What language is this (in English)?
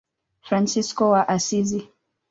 Swahili